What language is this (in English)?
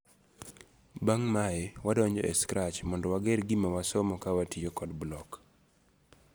Luo (Kenya and Tanzania)